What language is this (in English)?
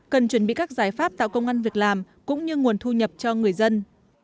Vietnamese